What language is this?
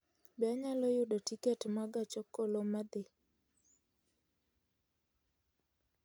Luo (Kenya and Tanzania)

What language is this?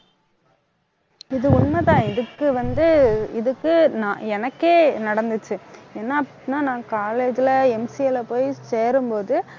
Tamil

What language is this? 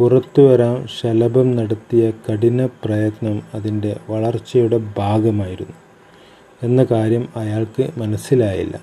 Malayalam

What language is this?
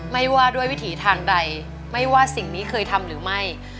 Thai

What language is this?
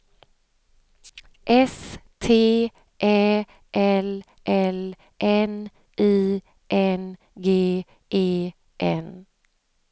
Swedish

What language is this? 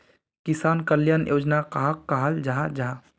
Magahi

